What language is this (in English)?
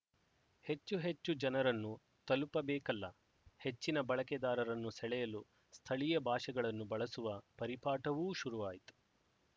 Kannada